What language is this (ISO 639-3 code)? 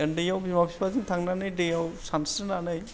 brx